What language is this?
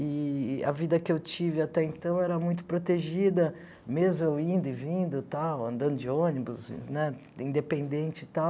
Portuguese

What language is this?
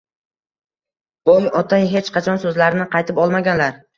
Uzbek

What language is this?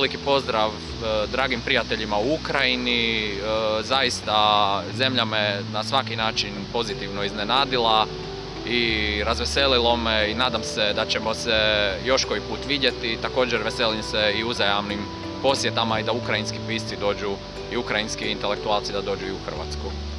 Ukrainian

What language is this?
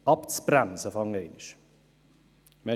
Swiss German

